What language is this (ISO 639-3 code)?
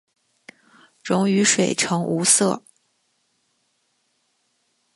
zho